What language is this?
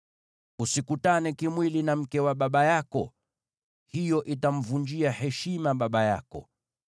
Swahili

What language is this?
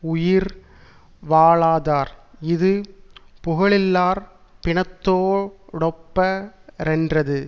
Tamil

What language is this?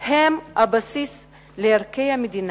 Hebrew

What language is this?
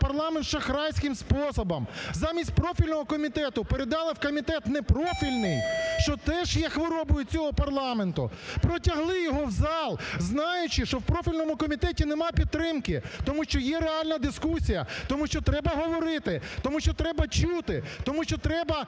Ukrainian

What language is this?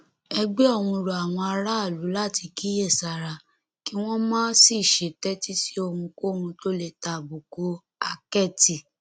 Yoruba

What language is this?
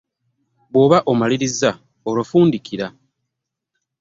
Ganda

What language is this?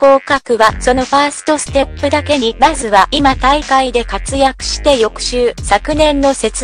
Japanese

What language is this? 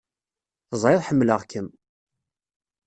Kabyle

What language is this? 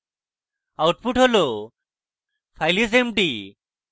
Bangla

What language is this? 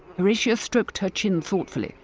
English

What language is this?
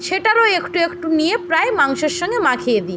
Bangla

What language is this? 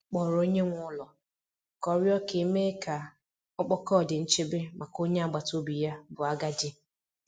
Igbo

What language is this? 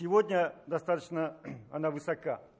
Russian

